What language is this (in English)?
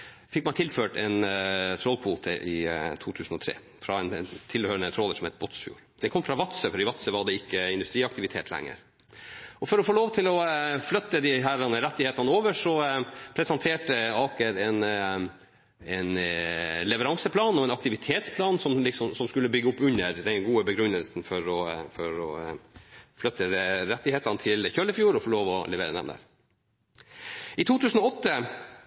Norwegian Nynorsk